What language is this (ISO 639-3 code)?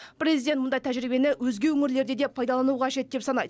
kaz